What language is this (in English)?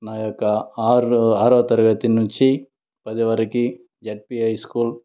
Telugu